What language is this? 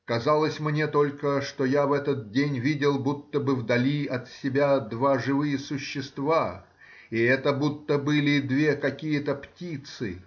Russian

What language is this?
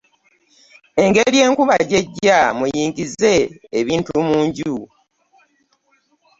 Ganda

